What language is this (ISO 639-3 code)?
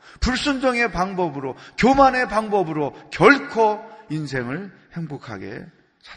kor